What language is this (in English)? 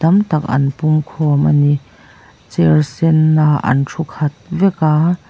Mizo